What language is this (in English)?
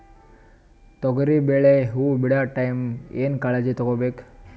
Kannada